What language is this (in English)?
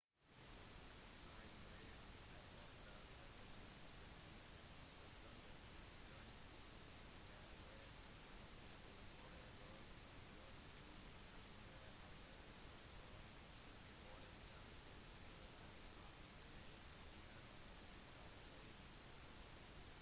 Norwegian Bokmål